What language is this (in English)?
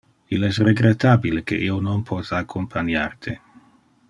Interlingua